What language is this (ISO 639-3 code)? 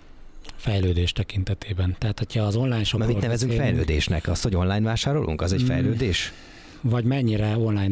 hun